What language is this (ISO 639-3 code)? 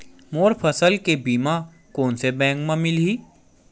hne